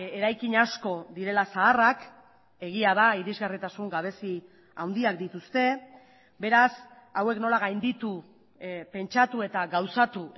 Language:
Basque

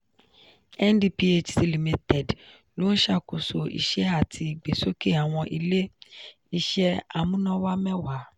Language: Yoruba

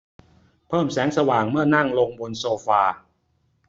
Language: Thai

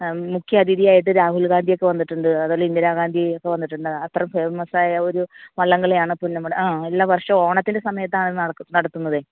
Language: Malayalam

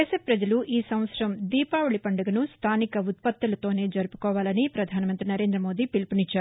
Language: Telugu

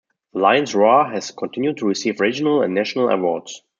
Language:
English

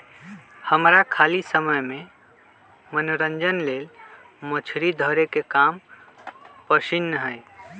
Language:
Magahi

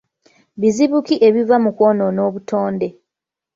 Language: Ganda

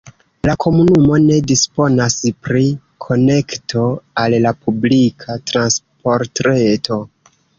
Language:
Esperanto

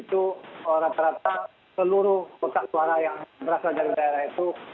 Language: Indonesian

